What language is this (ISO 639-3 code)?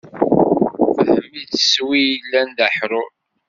kab